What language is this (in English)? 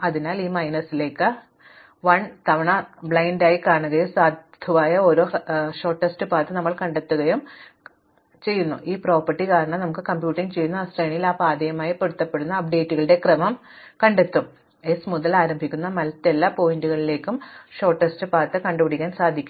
Malayalam